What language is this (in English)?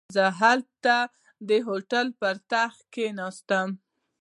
Pashto